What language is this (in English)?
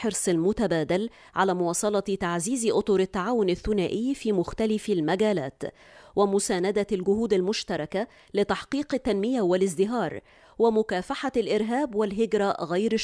Arabic